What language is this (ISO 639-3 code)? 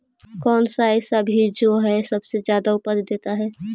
mag